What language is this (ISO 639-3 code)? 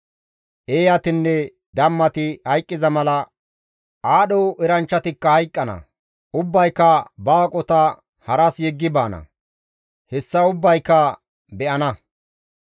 gmv